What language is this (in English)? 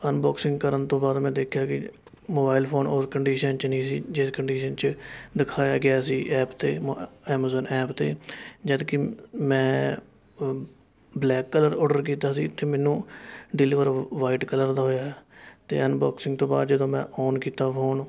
Punjabi